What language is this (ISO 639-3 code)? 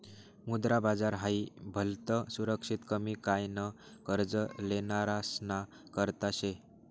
mar